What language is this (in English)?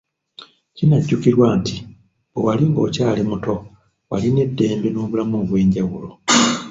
Ganda